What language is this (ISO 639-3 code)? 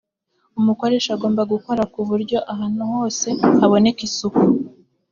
kin